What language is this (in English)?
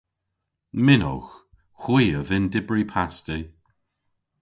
Cornish